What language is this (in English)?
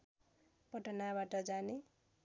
Nepali